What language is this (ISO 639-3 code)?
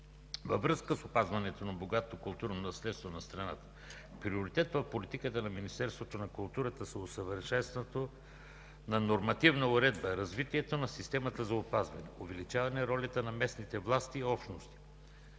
bul